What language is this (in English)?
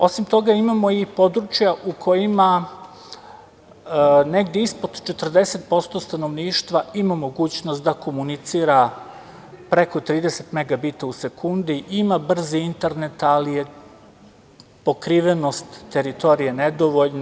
Serbian